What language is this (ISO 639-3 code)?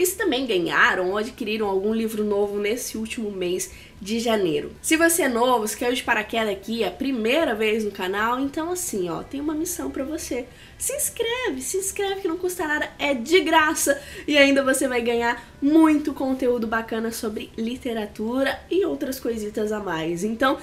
por